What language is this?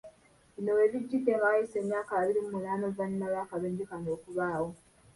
Ganda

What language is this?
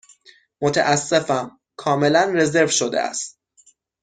Persian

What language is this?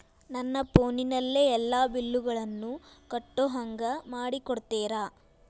Kannada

